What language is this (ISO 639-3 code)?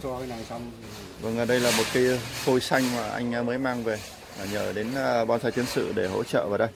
vie